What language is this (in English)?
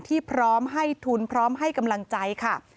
Thai